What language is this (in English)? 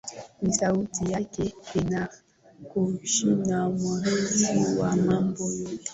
Swahili